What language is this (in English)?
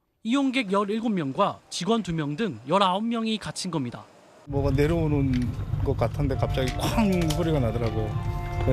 Korean